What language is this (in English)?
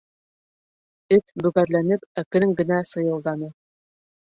Bashkir